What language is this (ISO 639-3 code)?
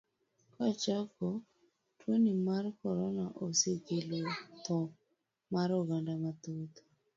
luo